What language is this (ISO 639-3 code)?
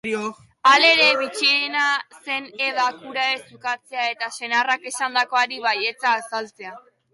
eus